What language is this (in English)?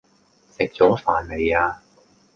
Cantonese